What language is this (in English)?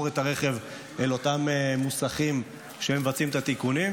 Hebrew